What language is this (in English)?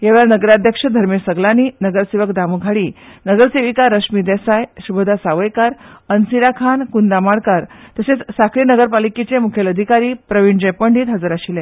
Konkani